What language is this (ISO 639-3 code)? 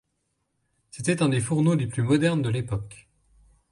fra